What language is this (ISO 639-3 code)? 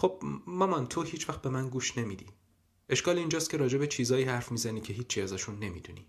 fas